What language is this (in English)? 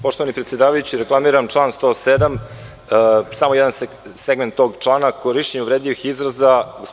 Serbian